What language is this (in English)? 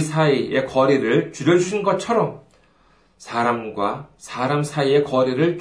Korean